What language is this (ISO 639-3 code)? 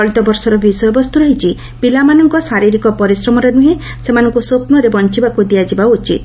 ori